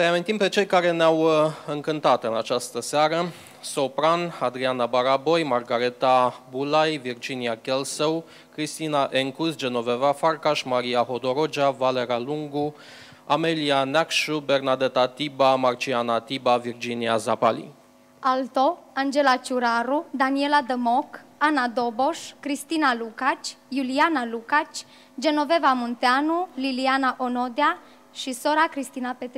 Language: Romanian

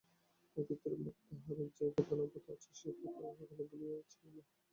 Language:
Bangla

